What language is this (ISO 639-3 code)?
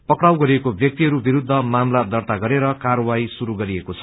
nep